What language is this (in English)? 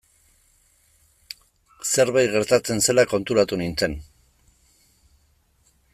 Basque